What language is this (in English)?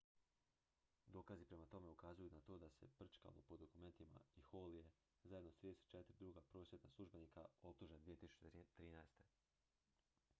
Croatian